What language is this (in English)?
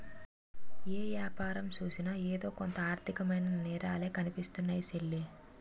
Telugu